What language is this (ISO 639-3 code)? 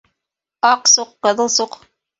bak